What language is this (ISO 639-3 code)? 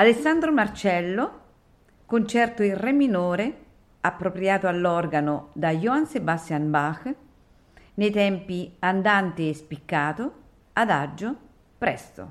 ita